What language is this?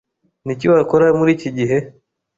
Kinyarwanda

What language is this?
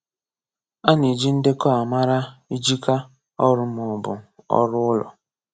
Igbo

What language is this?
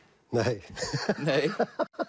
Icelandic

